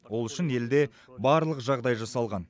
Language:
Kazakh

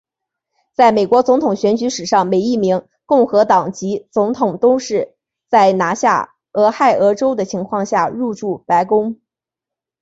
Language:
Chinese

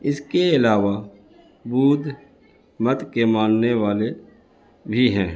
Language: Urdu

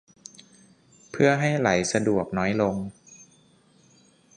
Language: Thai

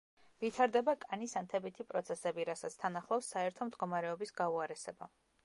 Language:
Georgian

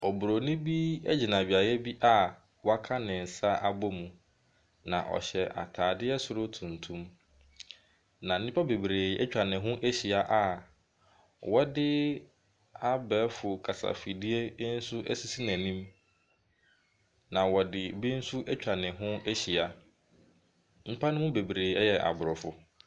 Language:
Akan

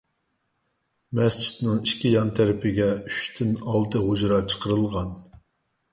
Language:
Uyghur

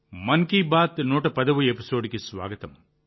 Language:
Telugu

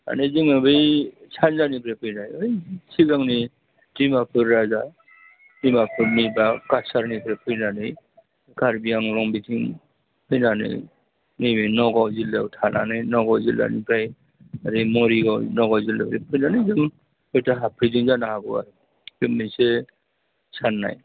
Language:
Bodo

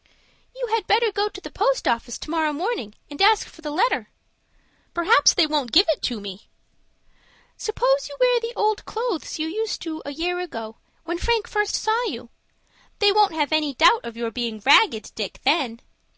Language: English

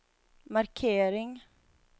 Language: Swedish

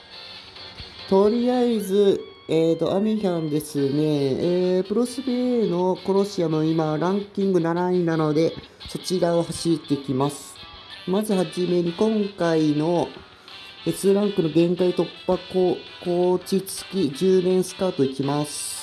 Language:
Japanese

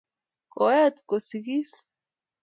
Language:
Kalenjin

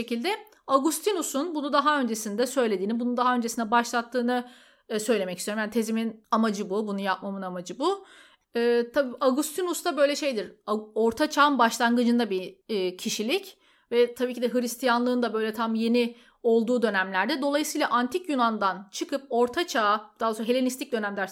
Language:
Turkish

